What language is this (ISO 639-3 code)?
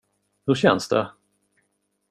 swe